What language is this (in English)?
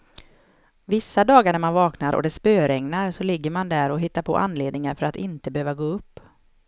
Swedish